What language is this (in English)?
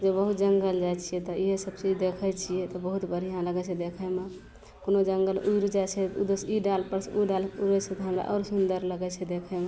Maithili